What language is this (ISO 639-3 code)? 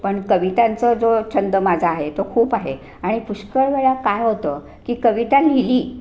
mar